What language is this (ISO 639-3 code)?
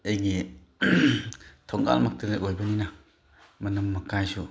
mni